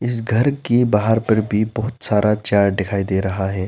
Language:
Hindi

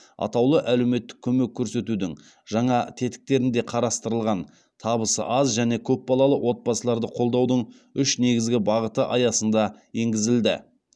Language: Kazakh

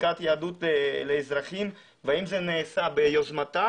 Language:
Hebrew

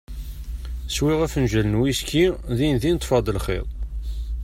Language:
Kabyle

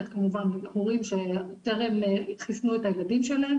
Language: Hebrew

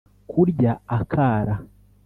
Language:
Kinyarwanda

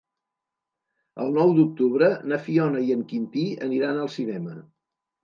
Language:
Catalan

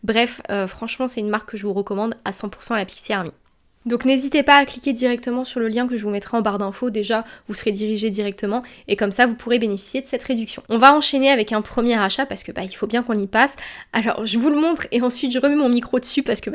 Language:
French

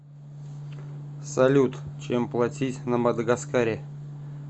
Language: Russian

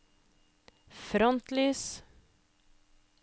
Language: Norwegian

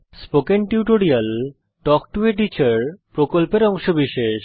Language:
Bangla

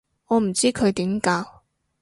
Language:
Cantonese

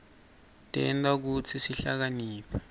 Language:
Swati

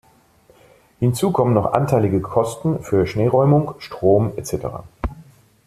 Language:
German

